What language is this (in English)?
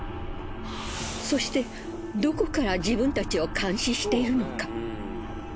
Japanese